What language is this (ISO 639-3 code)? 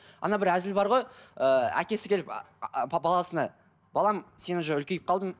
kaz